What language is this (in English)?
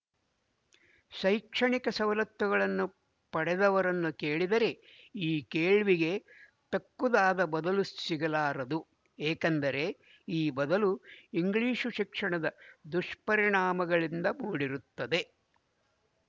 Kannada